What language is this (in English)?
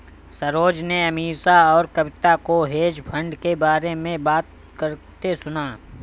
Hindi